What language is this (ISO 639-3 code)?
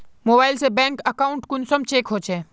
mag